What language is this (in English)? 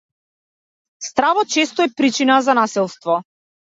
Macedonian